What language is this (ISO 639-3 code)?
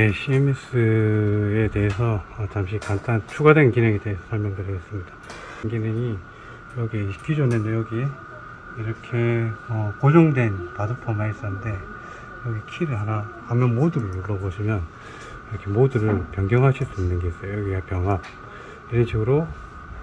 kor